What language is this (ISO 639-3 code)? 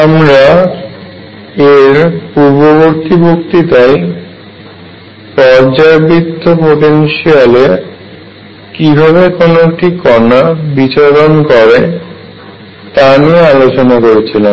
ben